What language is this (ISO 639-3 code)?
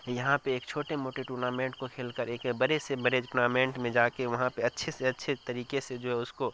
urd